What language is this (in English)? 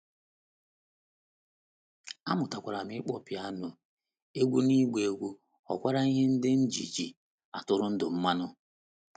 Igbo